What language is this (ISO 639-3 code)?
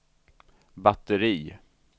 swe